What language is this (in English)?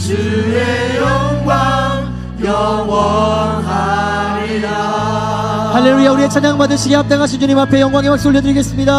Korean